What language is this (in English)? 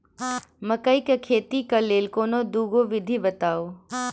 Maithili